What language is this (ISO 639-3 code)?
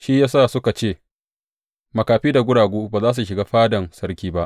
hau